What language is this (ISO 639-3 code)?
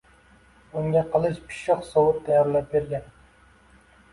uzb